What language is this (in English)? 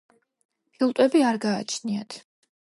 Georgian